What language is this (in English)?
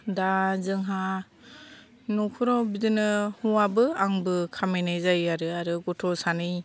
Bodo